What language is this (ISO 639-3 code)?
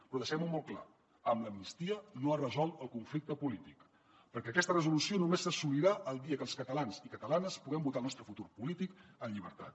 cat